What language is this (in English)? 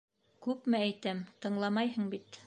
Bashkir